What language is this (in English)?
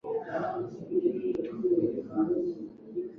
Swahili